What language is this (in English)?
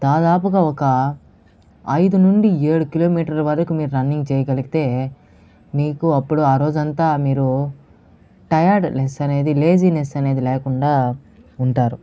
Telugu